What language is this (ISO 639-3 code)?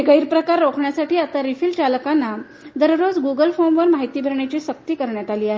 mar